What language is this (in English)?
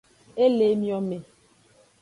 Aja (Benin)